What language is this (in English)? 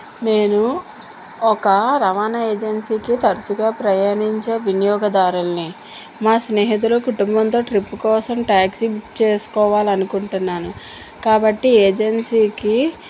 Telugu